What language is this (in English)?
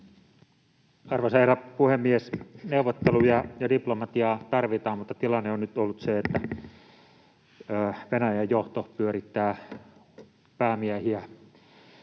Finnish